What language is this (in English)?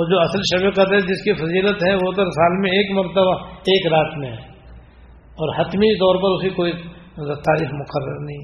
Urdu